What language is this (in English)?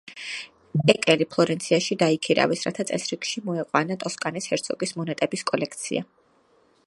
Georgian